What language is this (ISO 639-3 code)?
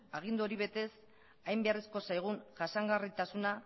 eus